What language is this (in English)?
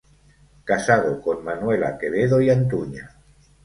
Spanish